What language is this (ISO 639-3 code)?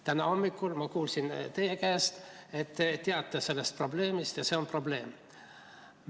est